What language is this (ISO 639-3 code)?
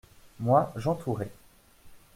fra